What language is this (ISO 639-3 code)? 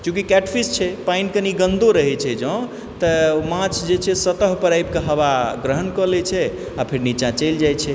mai